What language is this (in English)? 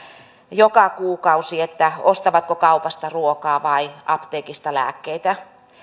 Finnish